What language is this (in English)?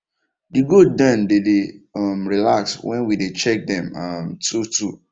Nigerian Pidgin